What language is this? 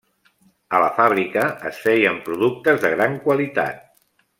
Catalan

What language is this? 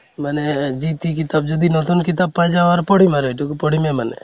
Assamese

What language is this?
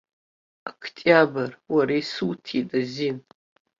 Abkhazian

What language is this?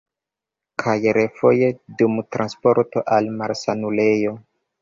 Esperanto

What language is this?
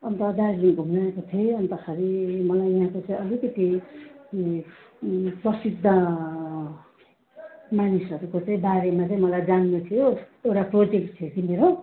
Nepali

